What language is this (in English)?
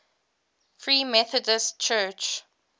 English